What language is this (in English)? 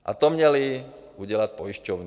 Czech